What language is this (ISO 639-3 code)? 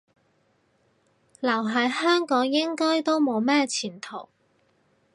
yue